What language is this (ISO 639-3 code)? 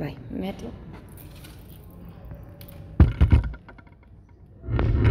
ita